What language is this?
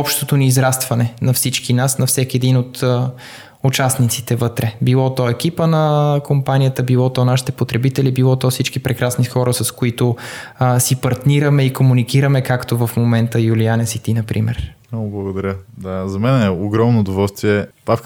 Bulgarian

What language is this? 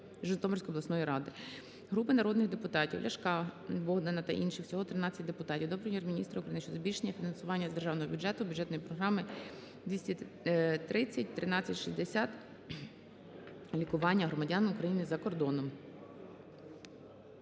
Ukrainian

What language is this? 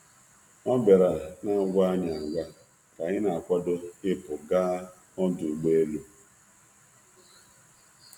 Igbo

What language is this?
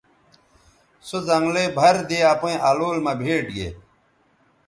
Bateri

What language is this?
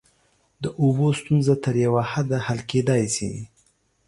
Pashto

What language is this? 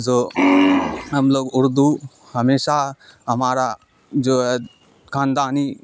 Urdu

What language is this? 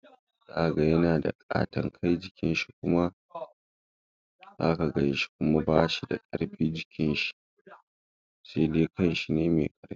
Hausa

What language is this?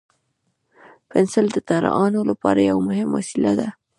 Pashto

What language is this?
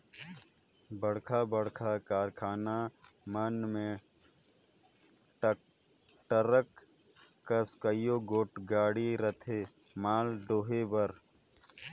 Chhattisgarhi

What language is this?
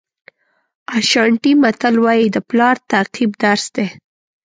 Pashto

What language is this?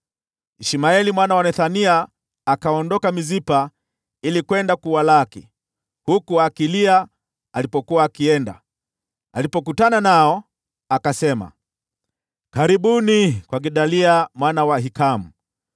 Swahili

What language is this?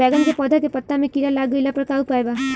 Bhojpuri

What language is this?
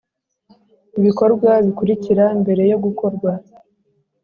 Kinyarwanda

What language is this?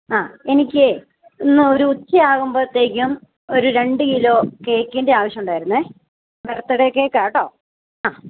Malayalam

